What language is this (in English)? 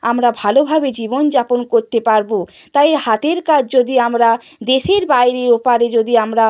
Bangla